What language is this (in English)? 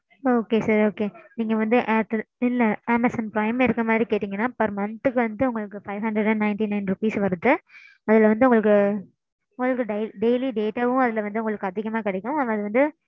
Tamil